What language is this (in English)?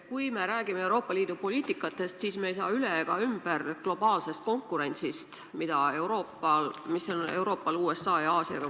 Estonian